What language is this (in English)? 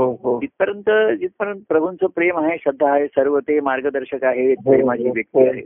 Marathi